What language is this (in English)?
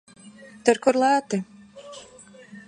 Latvian